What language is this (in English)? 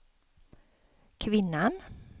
Swedish